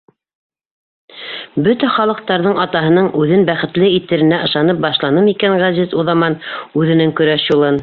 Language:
Bashkir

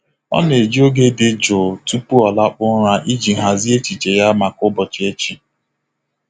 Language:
Igbo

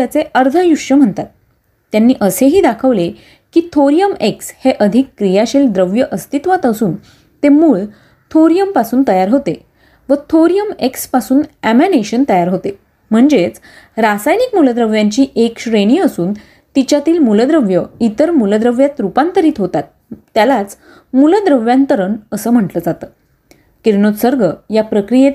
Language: Marathi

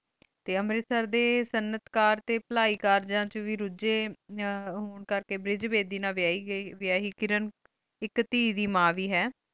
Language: Punjabi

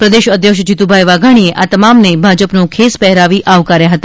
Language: Gujarati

